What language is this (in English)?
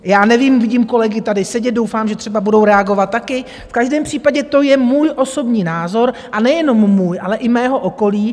Czech